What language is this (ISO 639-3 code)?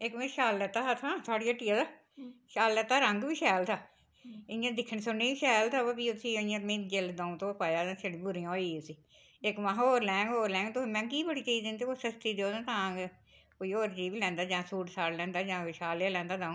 doi